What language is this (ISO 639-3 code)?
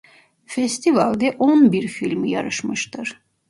tur